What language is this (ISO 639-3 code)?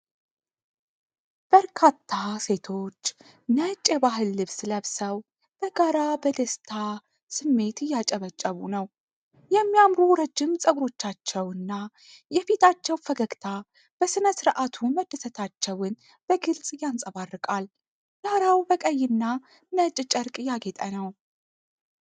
amh